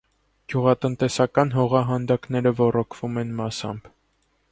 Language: Armenian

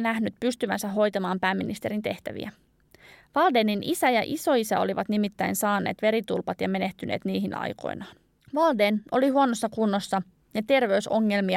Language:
Finnish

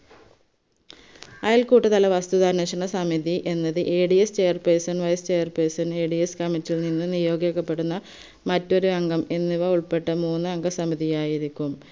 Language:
Malayalam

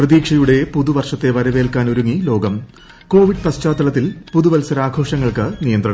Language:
Malayalam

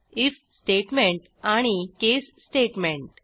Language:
Marathi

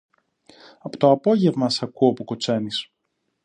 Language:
Greek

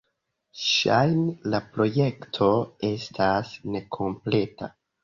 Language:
Esperanto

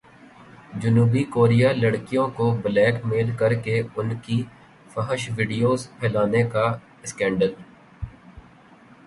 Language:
Urdu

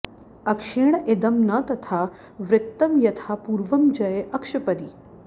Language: Sanskrit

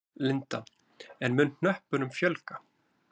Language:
Icelandic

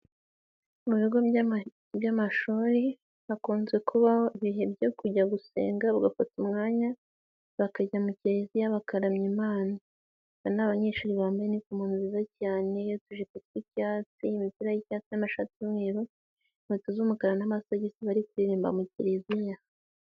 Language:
Kinyarwanda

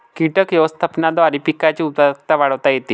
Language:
Marathi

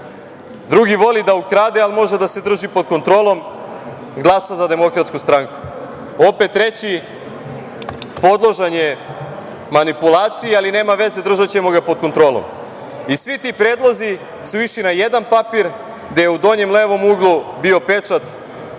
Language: Serbian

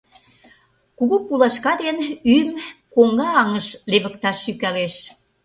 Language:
Mari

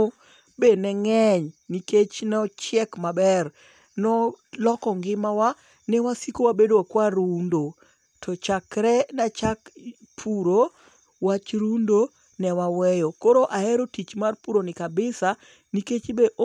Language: Luo (Kenya and Tanzania)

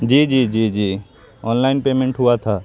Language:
Urdu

